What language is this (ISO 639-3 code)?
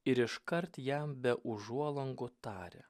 lit